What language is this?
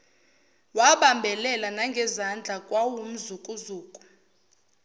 Zulu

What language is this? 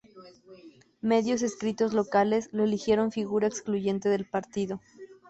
Spanish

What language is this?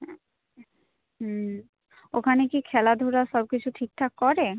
Bangla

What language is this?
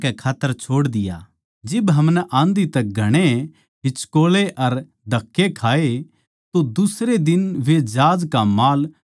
Haryanvi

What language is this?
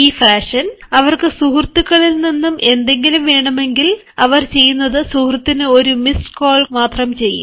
Malayalam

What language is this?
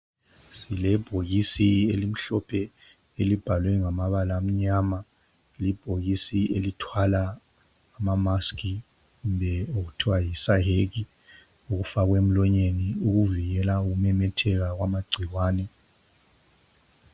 North Ndebele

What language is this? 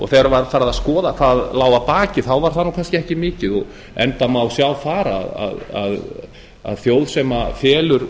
Icelandic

